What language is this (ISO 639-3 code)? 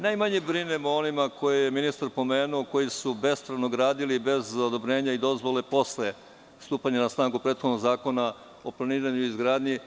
srp